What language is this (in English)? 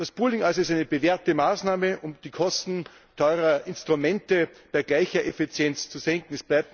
German